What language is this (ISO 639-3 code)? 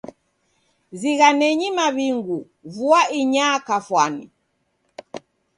dav